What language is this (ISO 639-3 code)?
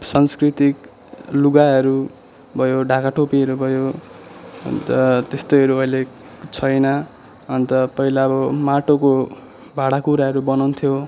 nep